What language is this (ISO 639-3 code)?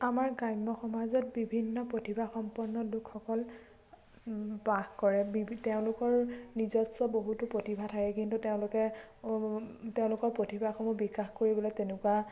asm